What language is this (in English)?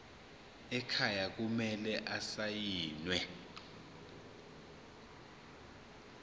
Zulu